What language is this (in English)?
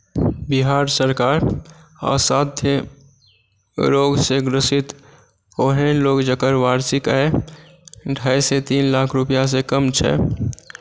Maithili